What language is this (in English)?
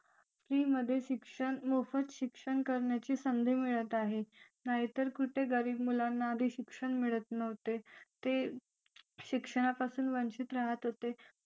Marathi